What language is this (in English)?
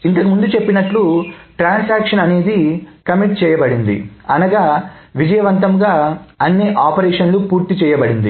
Telugu